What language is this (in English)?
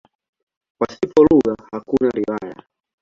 Swahili